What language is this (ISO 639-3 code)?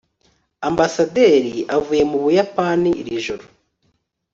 kin